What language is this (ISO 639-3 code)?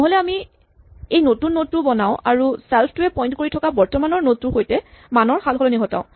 asm